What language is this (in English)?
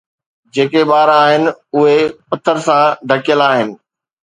Sindhi